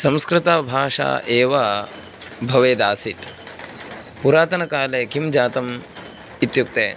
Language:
Sanskrit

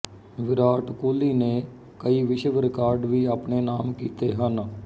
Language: Punjabi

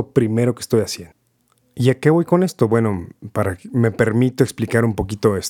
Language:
Spanish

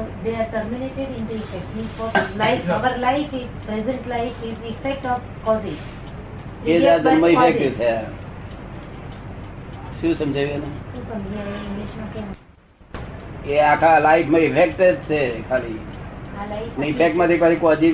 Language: Gujarati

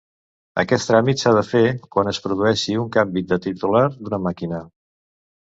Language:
Catalan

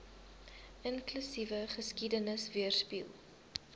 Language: Afrikaans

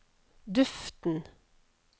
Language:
Norwegian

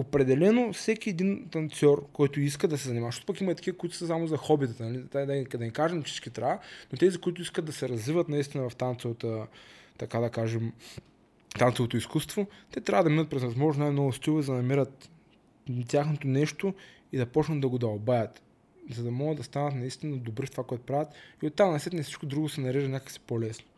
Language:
Bulgarian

